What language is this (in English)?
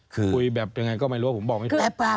Thai